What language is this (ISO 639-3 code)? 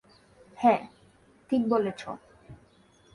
ben